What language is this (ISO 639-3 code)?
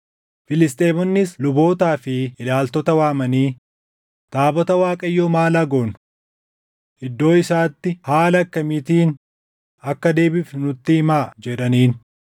orm